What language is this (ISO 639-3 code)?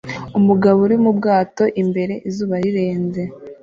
kin